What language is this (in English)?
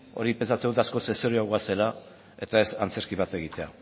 Basque